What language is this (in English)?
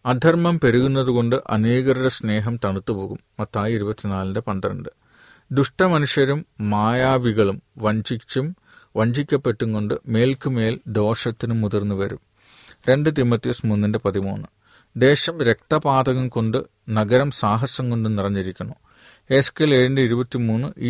Malayalam